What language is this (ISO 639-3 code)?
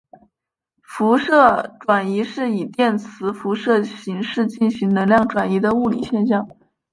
zho